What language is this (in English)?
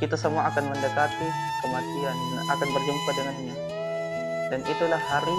Indonesian